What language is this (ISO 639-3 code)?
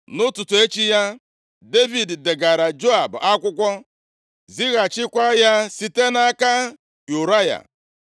ibo